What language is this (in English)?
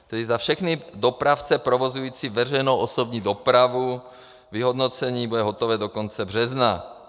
Czech